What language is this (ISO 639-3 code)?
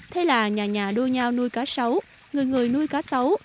vie